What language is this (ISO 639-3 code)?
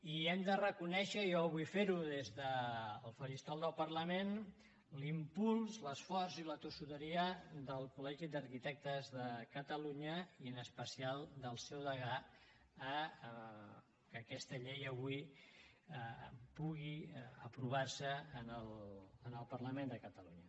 cat